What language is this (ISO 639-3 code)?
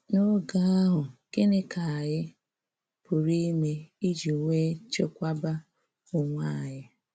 ibo